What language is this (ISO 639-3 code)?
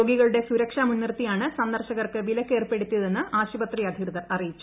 mal